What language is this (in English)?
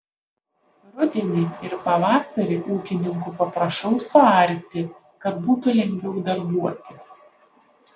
Lithuanian